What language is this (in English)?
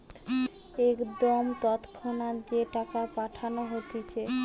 Bangla